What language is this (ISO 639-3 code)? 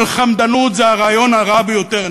heb